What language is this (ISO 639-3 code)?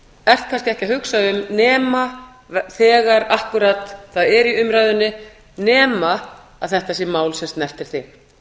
isl